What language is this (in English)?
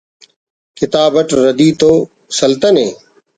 Brahui